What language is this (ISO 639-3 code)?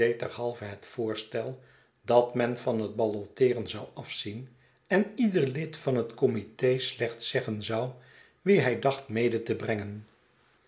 nld